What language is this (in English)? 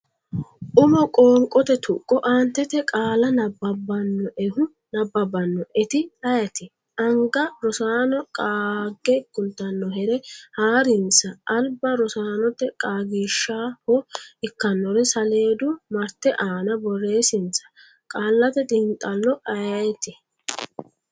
Sidamo